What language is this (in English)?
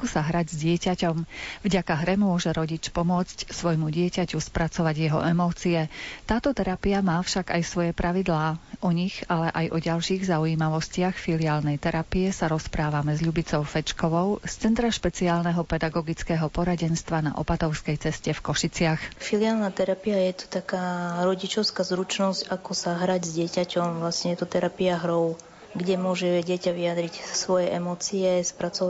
Slovak